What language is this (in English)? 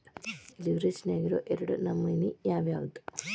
Kannada